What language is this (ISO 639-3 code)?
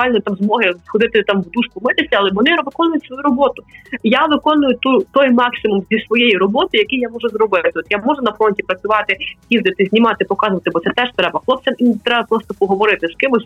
ukr